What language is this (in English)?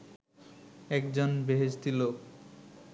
Bangla